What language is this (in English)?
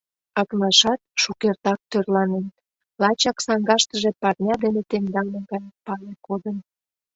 Mari